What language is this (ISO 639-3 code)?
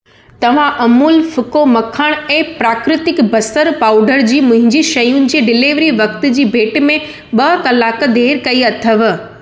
snd